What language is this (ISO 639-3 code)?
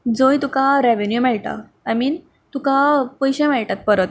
kok